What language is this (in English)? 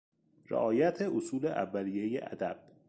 Persian